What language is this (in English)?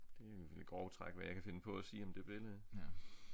Danish